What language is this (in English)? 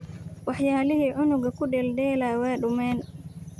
Somali